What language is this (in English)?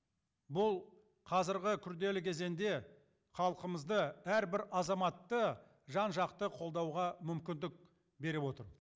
Kazakh